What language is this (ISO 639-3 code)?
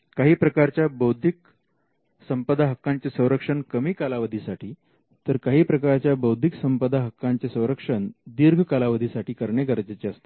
mar